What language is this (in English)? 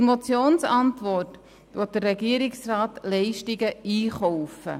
Swiss German